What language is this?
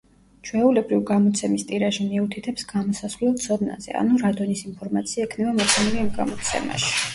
Georgian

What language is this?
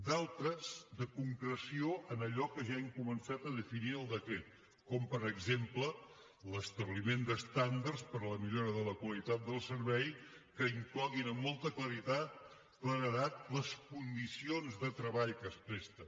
Catalan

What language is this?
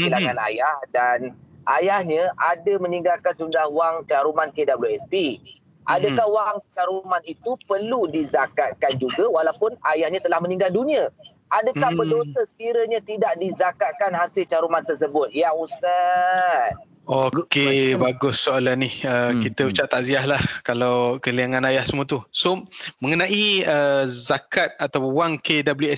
Malay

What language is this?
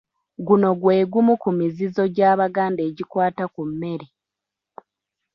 Ganda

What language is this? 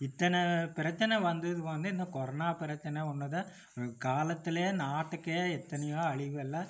Tamil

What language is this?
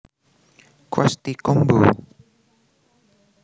Javanese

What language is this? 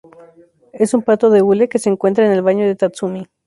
Spanish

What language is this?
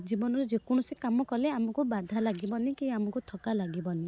Odia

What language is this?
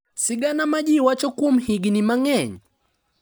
Luo (Kenya and Tanzania)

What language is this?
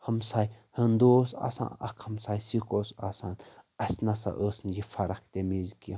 Kashmiri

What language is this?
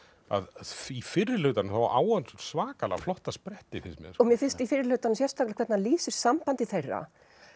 Icelandic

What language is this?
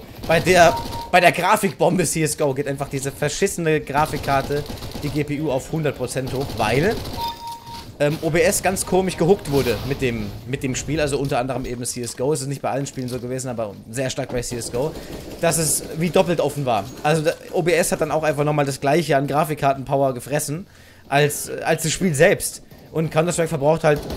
German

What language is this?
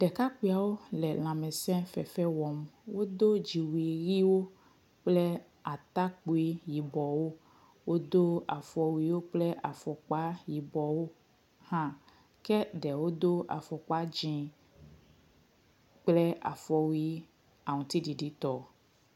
Ewe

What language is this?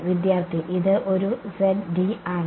Malayalam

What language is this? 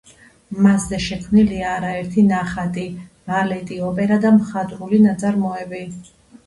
Georgian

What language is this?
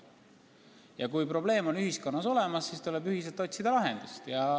Estonian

